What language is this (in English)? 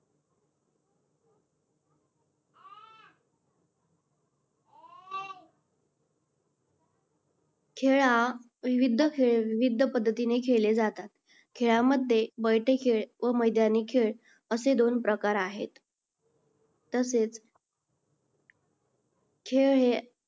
Marathi